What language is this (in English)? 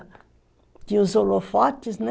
Portuguese